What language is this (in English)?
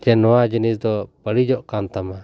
Santali